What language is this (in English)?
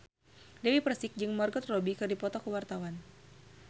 Sundanese